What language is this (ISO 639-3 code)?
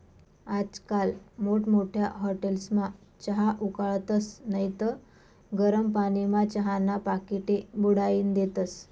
mar